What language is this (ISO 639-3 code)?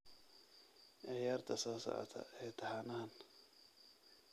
som